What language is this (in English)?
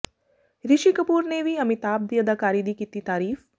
Punjabi